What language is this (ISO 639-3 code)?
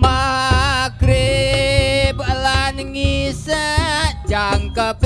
ind